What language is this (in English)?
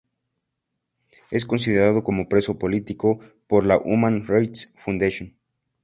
Spanish